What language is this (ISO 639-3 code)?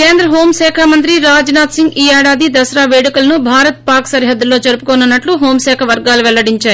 tel